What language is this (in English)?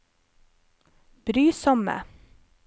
Norwegian